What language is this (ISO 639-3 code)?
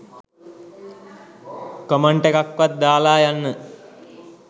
sin